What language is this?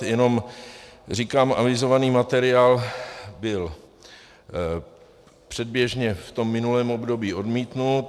Czech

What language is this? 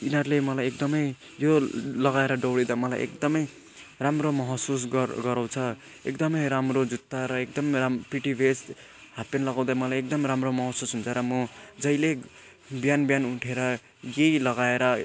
Nepali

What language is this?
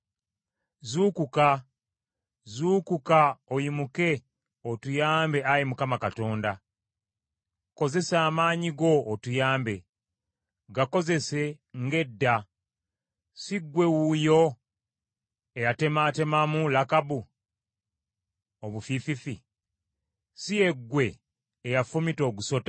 Ganda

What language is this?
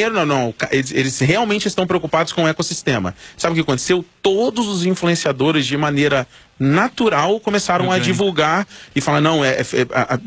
Portuguese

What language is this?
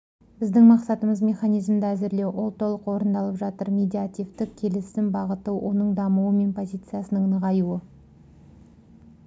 Kazakh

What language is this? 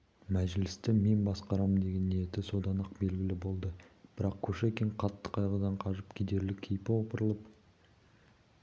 Kazakh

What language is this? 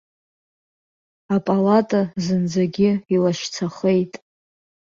Abkhazian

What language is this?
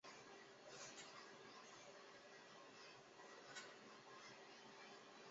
Chinese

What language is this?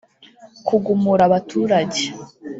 Kinyarwanda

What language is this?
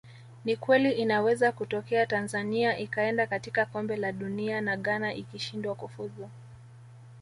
Swahili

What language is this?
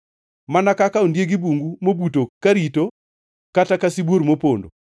Luo (Kenya and Tanzania)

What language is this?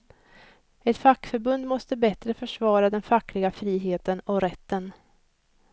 Swedish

